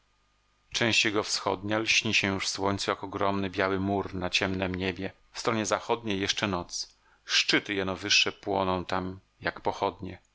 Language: Polish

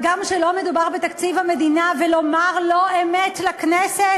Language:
Hebrew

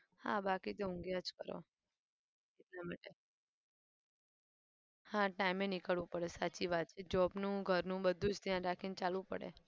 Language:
Gujarati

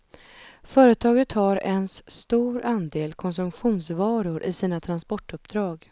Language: Swedish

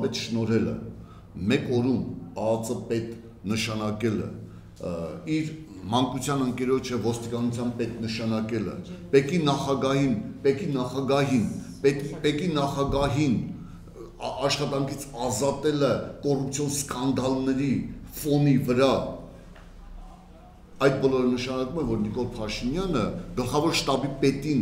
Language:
Turkish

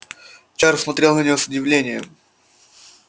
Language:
Russian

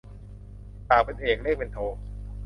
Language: Thai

